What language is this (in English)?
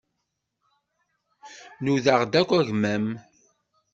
Kabyle